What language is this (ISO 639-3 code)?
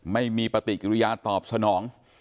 tha